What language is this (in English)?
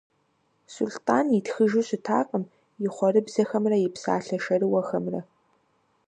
Kabardian